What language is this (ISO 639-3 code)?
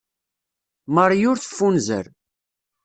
kab